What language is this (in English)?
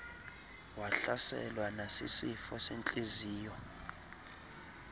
Xhosa